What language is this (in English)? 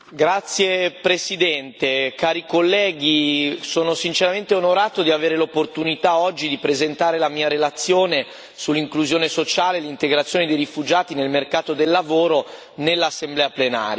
Italian